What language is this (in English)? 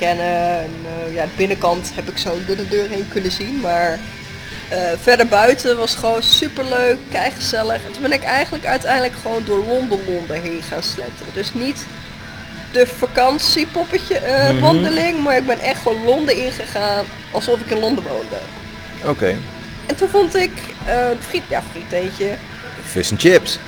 Dutch